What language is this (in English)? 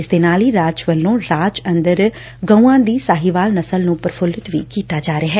Punjabi